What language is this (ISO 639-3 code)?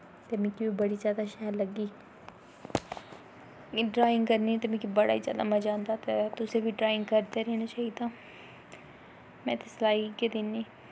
doi